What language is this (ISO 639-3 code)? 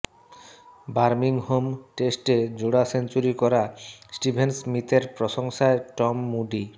ben